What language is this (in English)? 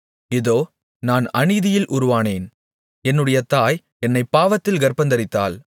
Tamil